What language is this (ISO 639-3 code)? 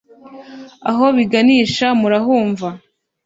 kin